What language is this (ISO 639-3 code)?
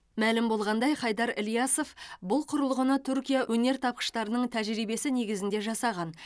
kaz